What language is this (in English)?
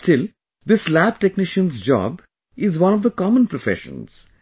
English